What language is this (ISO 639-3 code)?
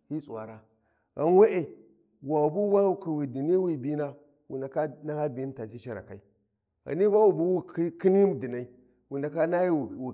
wji